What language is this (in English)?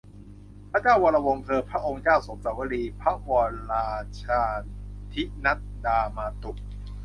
Thai